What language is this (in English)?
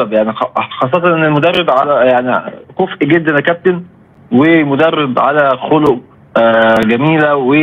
Arabic